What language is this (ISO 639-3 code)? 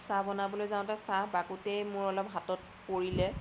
asm